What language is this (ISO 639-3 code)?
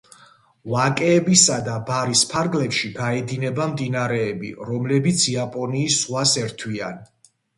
kat